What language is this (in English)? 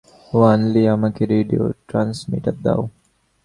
Bangla